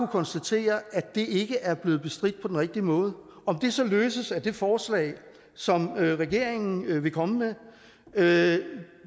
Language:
Danish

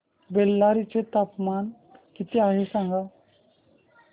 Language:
Marathi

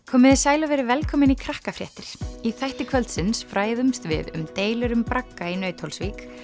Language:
Icelandic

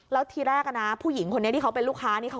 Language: Thai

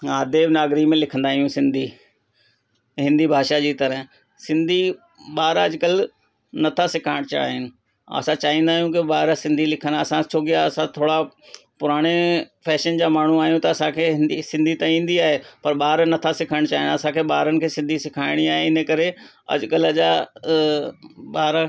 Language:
Sindhi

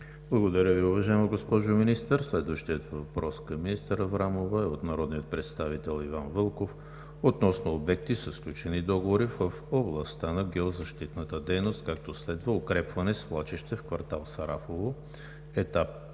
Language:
Bulgarian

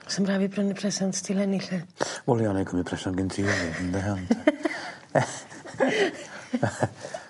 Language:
Welsh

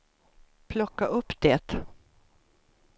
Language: Swedish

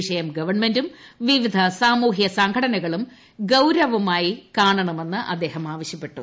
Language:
Malayalam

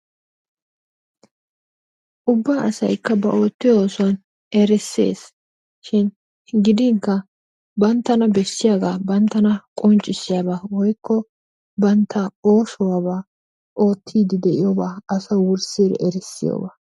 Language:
Wolaytta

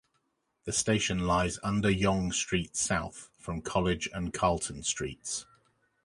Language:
English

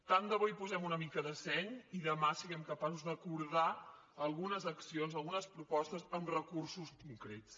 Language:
Catalan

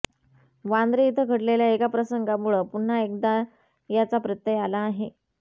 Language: Marathi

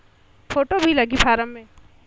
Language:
Chhattisgarhi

